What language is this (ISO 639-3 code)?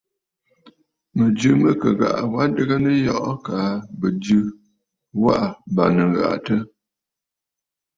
bfd